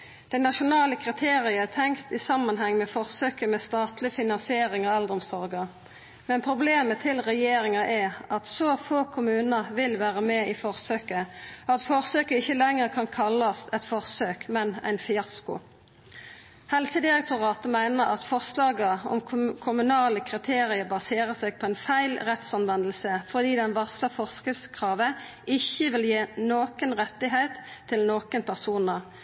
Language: Norwegian Nynorsk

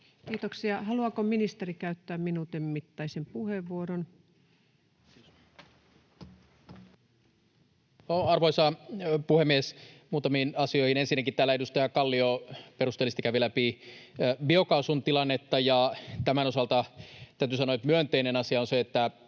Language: Finnish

